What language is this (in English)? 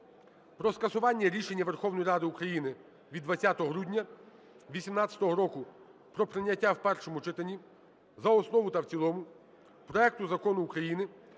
Ukrainian